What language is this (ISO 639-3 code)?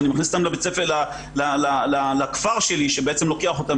heb